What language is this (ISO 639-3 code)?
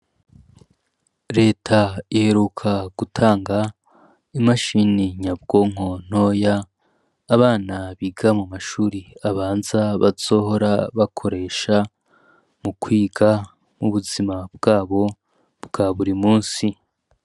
run